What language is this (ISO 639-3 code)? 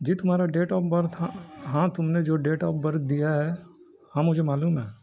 urd